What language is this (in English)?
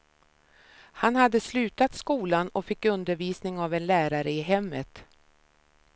Swedish